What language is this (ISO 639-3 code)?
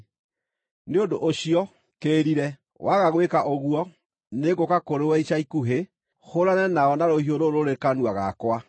kik